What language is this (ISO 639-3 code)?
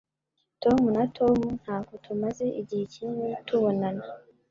kin